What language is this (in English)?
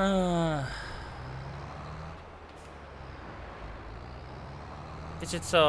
Polish